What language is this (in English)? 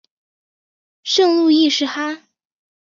Chinese